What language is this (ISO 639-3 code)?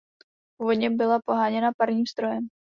ces